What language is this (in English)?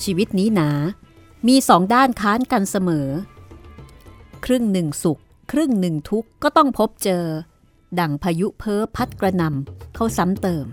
Thai